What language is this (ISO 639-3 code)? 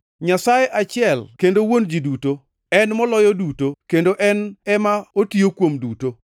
luo